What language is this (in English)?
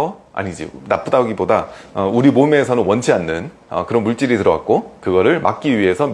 Korean